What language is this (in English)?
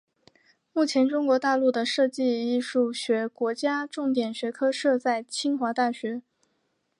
Chinese